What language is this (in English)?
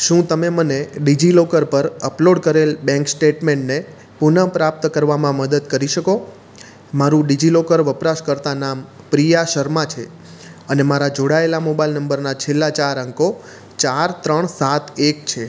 Gujarati